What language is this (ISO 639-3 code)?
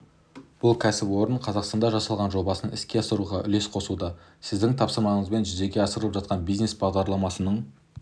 kaz